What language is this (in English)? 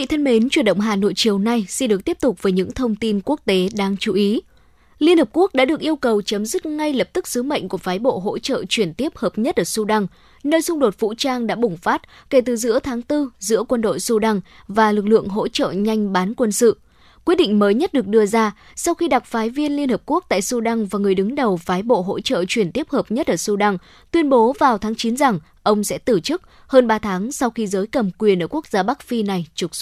Vietnamese